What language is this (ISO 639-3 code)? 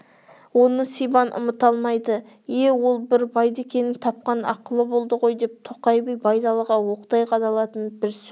kaz